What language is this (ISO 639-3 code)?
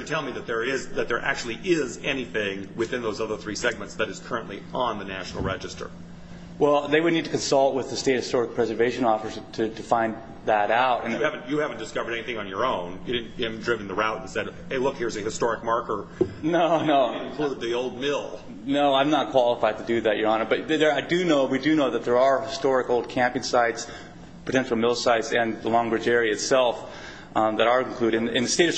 eng